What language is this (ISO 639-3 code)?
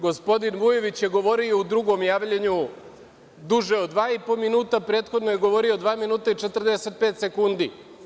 srp